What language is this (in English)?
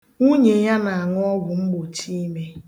Igbo